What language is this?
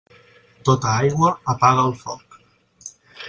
Catalan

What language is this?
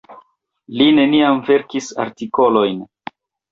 Esperanto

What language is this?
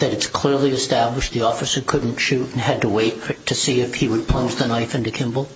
English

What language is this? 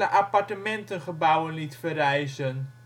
Dutch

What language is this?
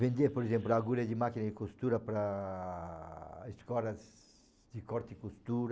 Portuguese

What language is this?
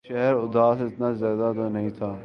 Urdu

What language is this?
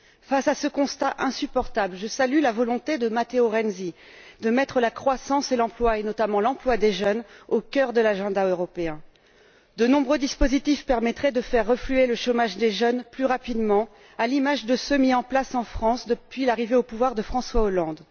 French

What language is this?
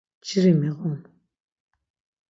Laz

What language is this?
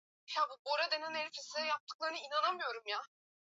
Swahili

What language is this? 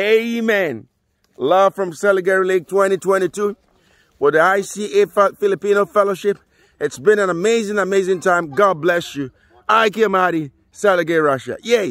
English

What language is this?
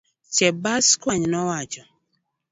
Luo (Kenya and Tanzania)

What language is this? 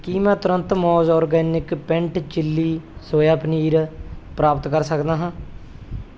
Punjabi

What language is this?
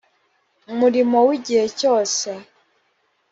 Kinyarwanda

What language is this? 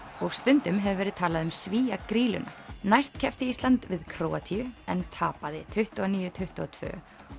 Icelandic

